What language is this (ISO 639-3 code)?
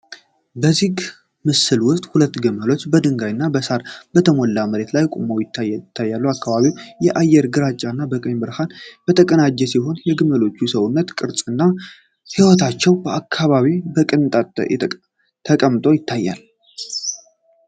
amh